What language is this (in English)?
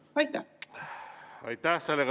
Estonian